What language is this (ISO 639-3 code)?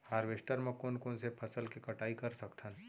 hne